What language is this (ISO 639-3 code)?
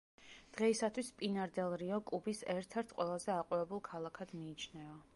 kat